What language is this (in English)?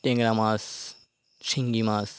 Bangla